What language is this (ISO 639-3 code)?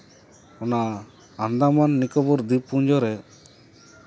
sat